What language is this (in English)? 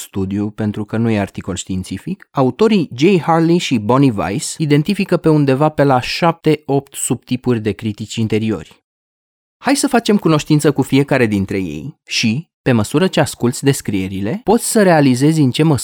Romanian